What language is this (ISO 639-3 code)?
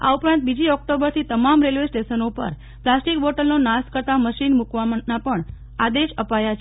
guj